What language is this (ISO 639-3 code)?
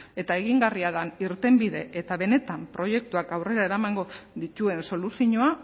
eus